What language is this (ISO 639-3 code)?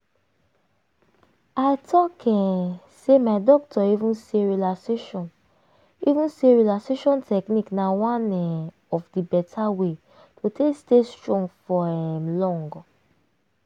pcm